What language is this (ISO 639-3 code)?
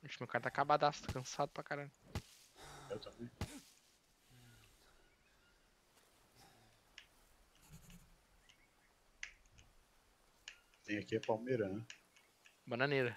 por